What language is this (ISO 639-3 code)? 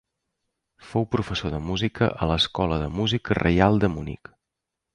cat